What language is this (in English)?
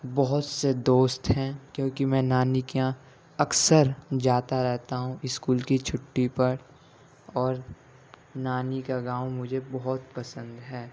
Urdu